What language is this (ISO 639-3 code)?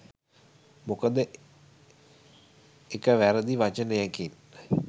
sin